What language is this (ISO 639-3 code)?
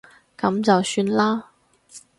yue